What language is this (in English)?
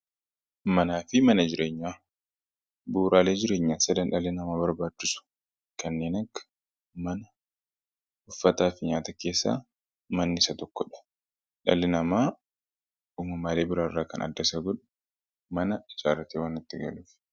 Oromo